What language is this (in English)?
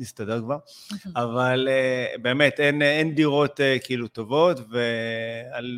Hebrew